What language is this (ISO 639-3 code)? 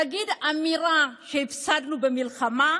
heb